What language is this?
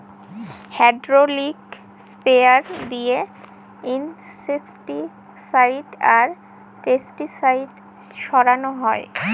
Bangla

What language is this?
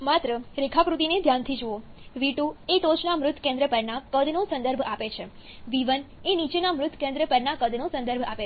Gujarati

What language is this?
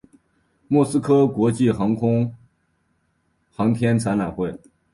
Chinese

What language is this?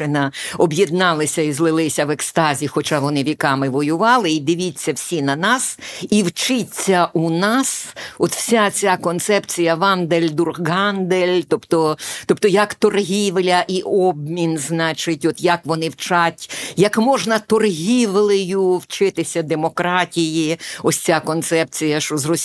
Ukrainian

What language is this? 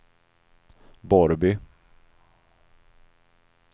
Swedish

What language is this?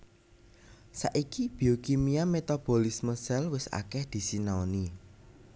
Javanese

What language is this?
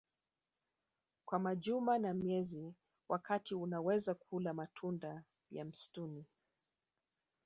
Swahili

